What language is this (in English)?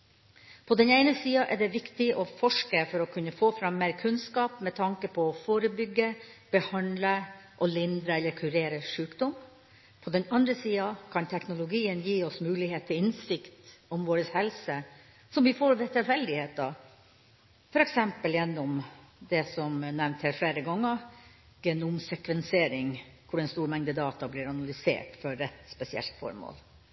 Norwegian Bokmål